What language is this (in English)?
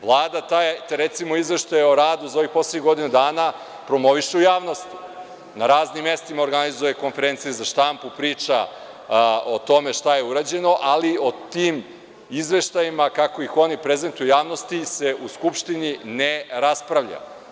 Serbian